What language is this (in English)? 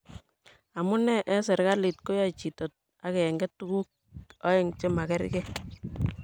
Kalenjin